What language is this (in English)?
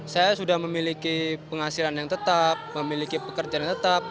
Indonesian